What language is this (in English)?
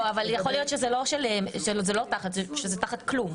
Hebrew